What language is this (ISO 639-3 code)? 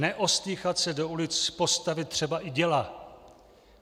ces